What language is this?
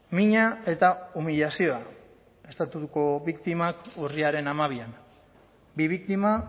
Basque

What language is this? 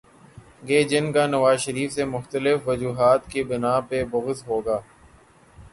Urdu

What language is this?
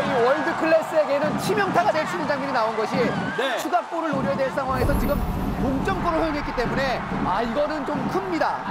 Korean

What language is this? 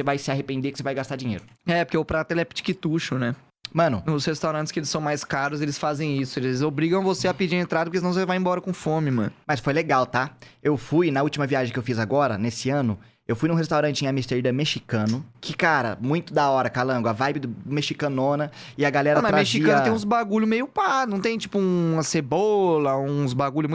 Portuguese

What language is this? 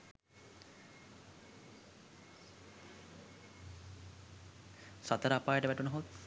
Sinhala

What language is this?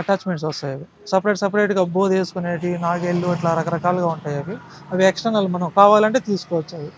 Telugu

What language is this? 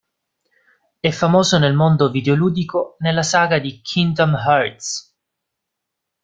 Italian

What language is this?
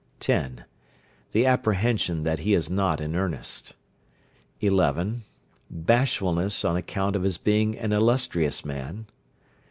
English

